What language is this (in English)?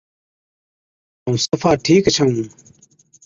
Od